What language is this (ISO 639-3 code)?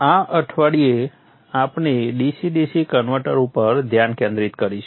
guj